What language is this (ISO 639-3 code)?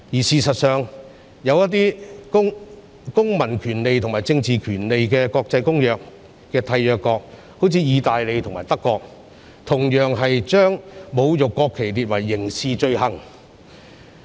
yue